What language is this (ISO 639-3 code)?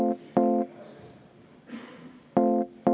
est